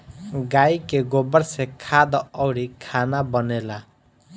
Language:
Bhojpuri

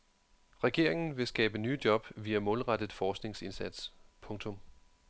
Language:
Danish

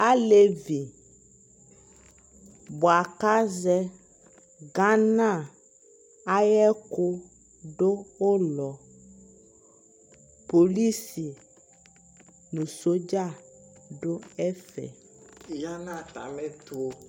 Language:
Ikposo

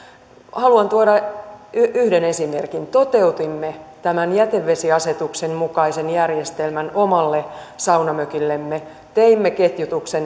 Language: Finnish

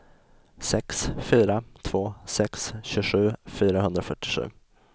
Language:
Swedish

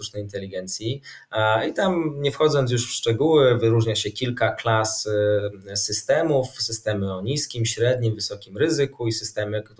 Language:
Polish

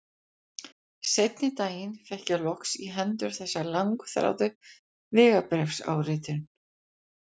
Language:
Icelandic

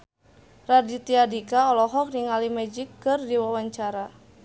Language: Sundanese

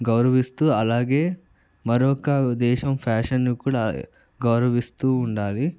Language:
Telugu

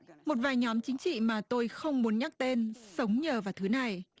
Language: Vietnamese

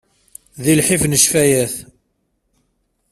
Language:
Kabyle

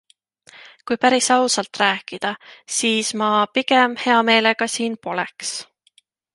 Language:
Estonian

